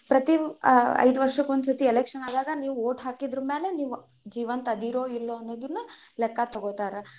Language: Kannada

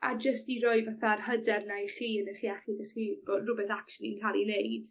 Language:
Welsh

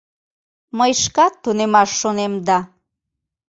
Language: Mari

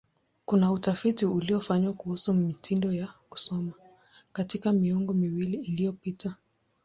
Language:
Swahili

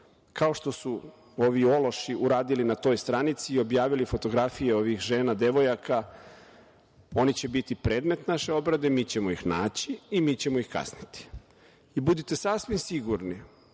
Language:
Serbian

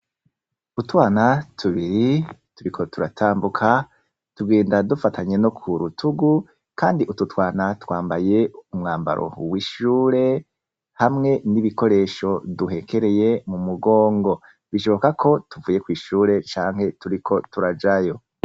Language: Rundi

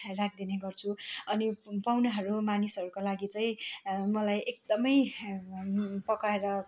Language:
Nepali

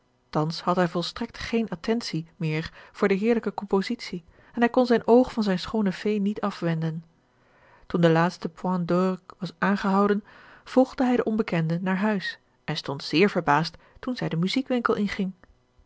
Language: Dutch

